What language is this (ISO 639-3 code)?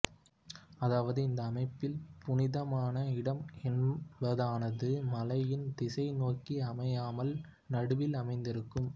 tam